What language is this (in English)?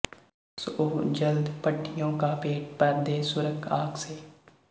Punjabi